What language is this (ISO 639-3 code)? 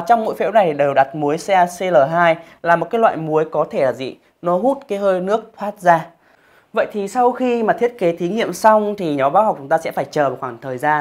vie